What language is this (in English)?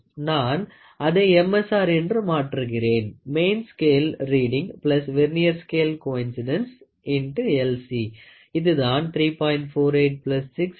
Tamil